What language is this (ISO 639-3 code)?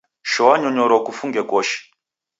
dav